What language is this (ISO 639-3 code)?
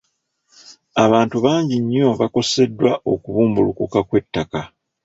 lug